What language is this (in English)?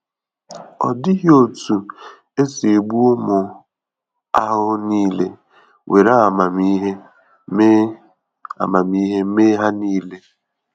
Igbo